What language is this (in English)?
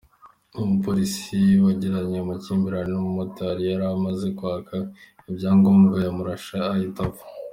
Kinyarwanda